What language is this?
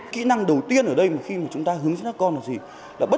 Vietnamese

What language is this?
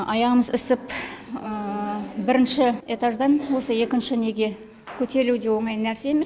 Kazakh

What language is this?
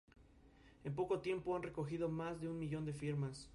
Spanish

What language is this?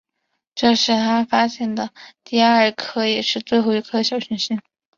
Chinese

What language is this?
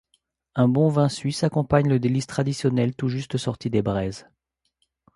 French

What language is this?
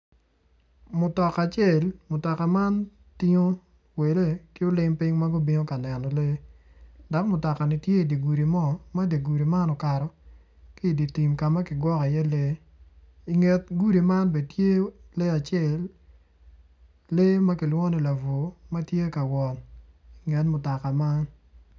Acoli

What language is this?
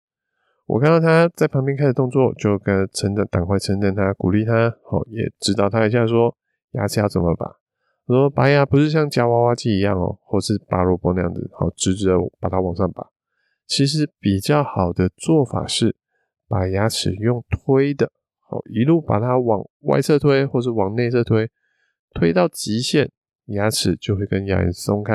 Chinese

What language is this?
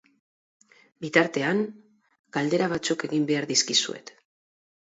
Basque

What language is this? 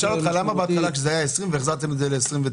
Hebrew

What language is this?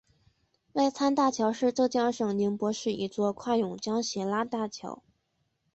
Chinese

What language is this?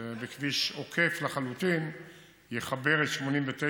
Hebrew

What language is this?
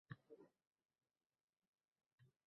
Uzbek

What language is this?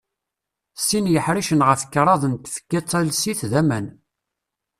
Kabyle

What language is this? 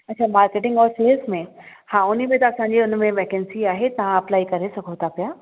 Sindhi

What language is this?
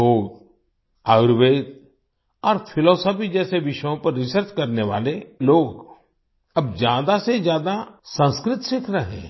Hindi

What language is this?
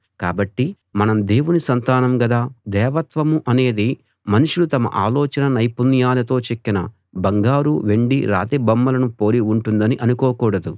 Telugu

